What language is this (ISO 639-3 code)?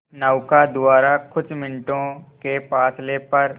hin